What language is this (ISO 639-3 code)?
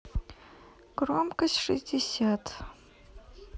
rus